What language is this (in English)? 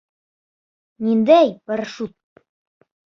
Bashkir